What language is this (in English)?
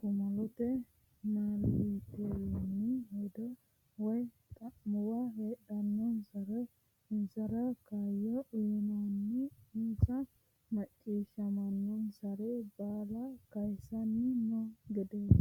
Sidamo